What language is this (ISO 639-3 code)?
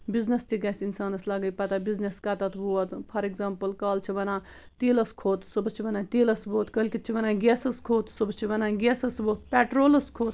kas